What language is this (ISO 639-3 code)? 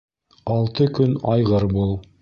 bak